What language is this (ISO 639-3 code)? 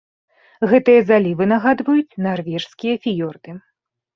bel